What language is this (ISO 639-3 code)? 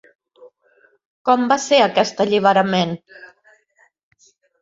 cat